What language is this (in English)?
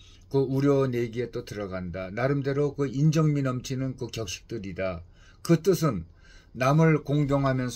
Korean